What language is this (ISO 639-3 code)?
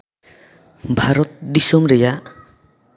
sat